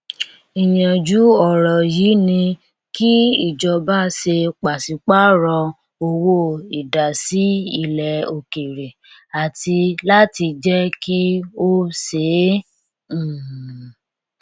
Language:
Yoruba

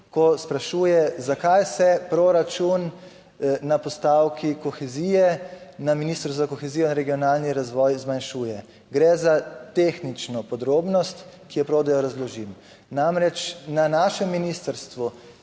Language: Slovenian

